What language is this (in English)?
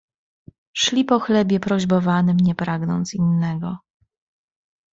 Polish